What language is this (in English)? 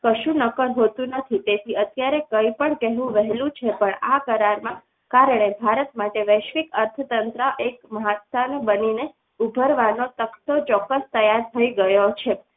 Gujarati